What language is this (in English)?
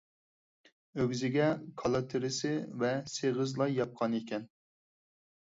Uyghur